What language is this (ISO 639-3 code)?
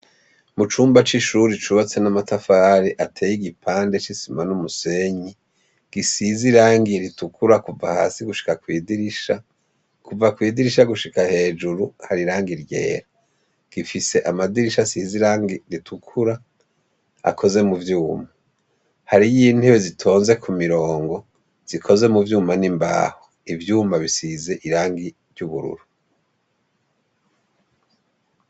run